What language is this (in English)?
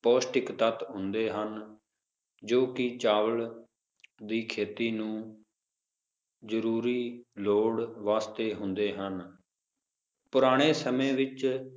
Punjabi